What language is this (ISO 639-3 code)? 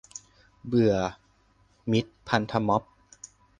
tha